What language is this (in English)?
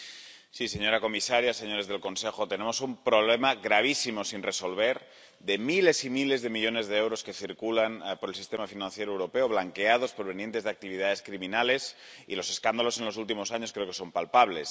Spanish